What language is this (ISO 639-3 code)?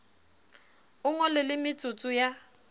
sot